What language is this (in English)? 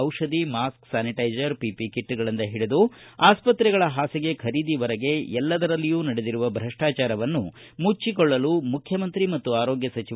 Kannada